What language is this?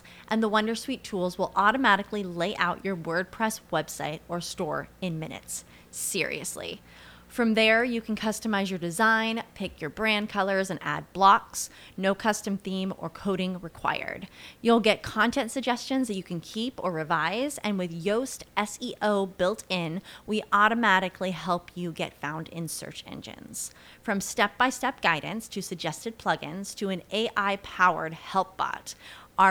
Italian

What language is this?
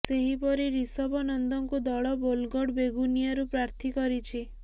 Odia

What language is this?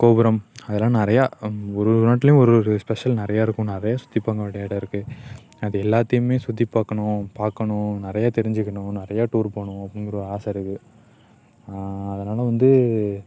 Tamil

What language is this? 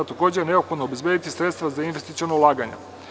Serbian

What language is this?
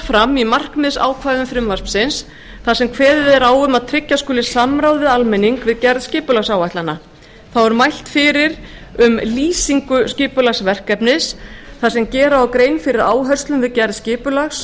Icelandic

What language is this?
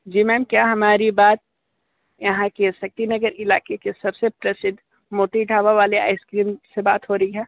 Hindi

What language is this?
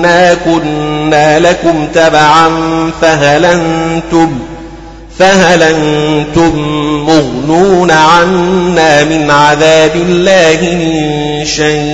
Arabic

